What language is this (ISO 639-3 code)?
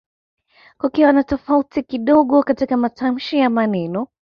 swa